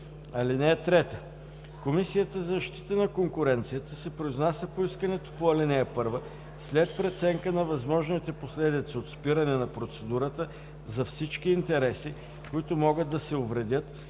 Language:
Bulgarian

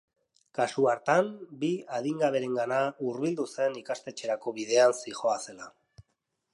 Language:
Basque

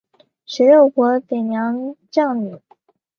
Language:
Chinese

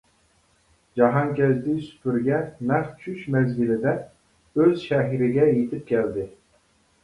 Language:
Uyghur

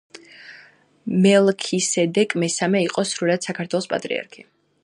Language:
Georgian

